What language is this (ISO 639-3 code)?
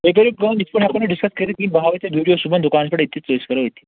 kas